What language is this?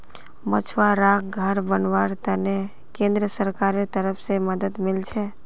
Magahi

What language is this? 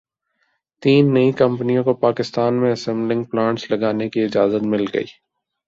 Urdu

